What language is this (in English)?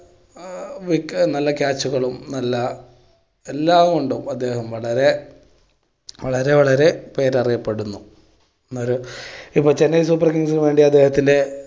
Malayalam